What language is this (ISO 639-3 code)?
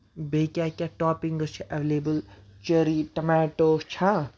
kas